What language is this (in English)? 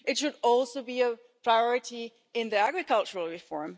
English